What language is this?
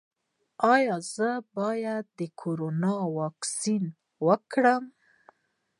Pashto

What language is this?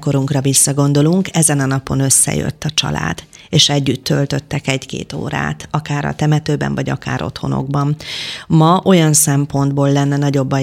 Hungarian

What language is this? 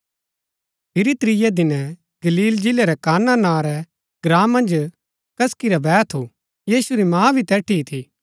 Gaddi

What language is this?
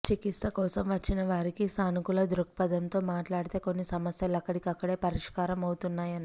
Telugu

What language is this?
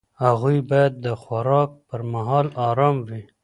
Pashto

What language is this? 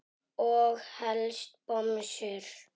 Icelandic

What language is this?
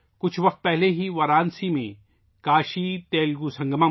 Urdu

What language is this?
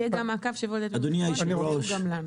Hebrew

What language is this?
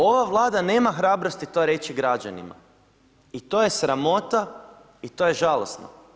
Croatian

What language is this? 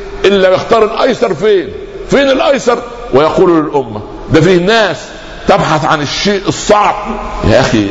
Arabic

